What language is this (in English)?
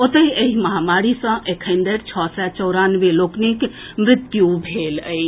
Maithili